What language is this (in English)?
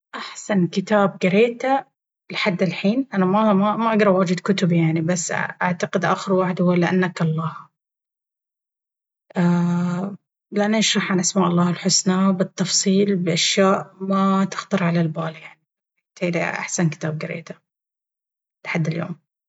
Baharna Arabic